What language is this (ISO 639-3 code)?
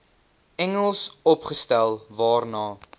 afr